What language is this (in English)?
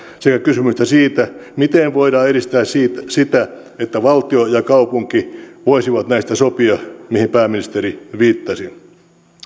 Finnish